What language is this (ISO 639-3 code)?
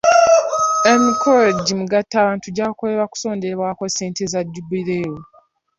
lug